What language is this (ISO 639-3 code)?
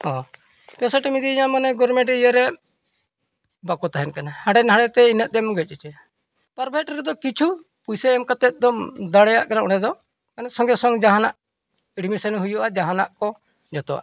sat